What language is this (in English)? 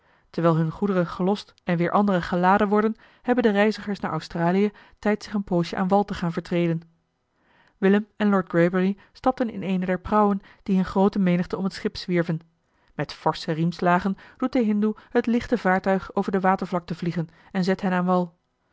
Dutch